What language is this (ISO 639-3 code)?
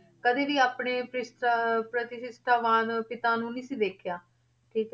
pan